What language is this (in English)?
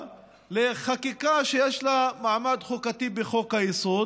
Hebrew